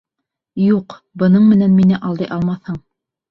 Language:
Bashkir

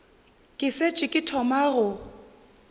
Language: Northern Sotho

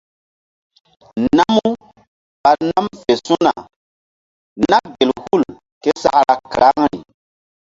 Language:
Mbum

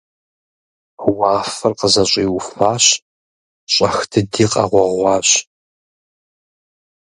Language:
Kabardian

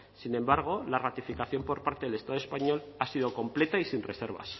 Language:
Spanish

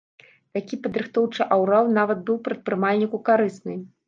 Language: Belarusian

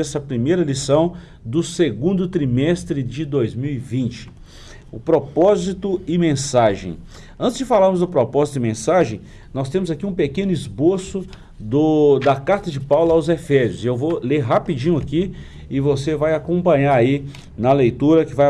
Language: Portuguese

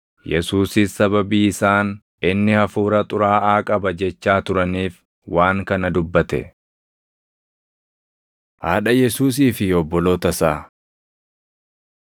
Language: Oromo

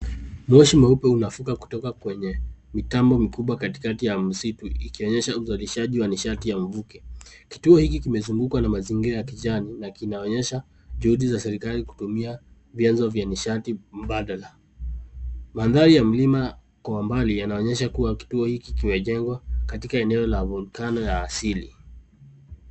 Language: Swahili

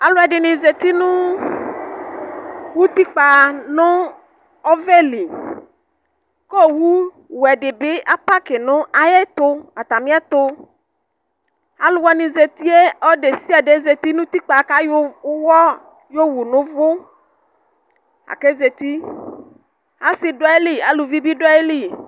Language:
Ikposo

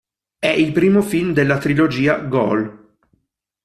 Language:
Italian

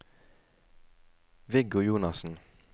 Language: Norwegian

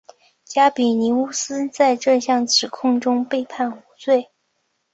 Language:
Chinese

